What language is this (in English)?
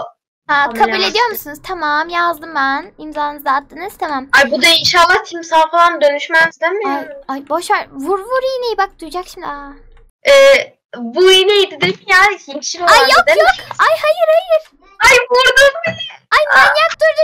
Turkish